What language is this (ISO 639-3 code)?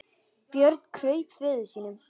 isl